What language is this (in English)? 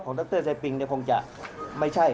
Thai